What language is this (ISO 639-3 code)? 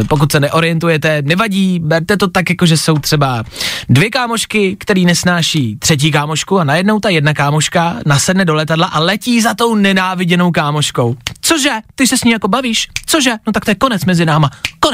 ces